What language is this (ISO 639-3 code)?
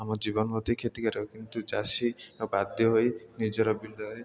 ori